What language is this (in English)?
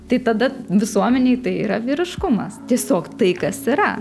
Lithuanian